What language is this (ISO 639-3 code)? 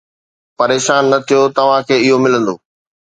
snd